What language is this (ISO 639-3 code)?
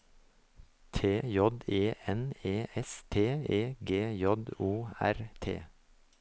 nor